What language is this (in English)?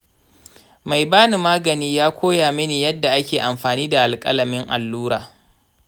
Hausa